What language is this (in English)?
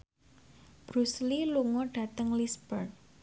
Javanese